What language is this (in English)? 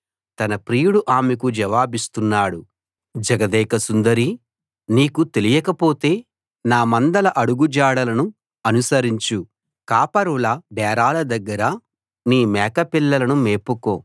Telugu